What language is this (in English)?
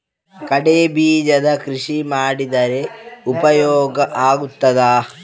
Kannada